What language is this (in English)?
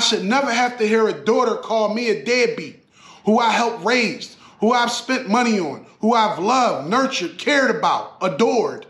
English